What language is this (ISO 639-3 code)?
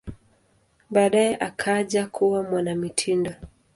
swa